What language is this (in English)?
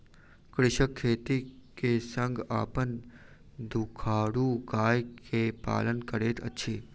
Maithili